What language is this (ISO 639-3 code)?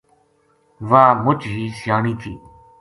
gju